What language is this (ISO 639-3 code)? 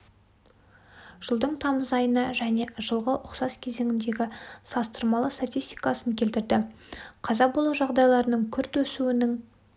kaz